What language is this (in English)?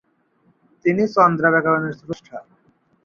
Bangla